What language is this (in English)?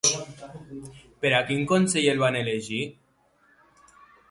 Catalan